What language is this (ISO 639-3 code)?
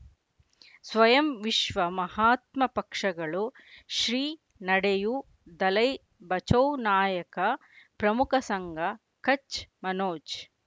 kan